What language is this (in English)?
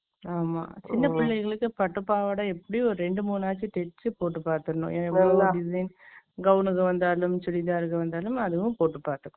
Tamil